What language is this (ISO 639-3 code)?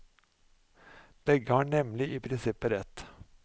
nor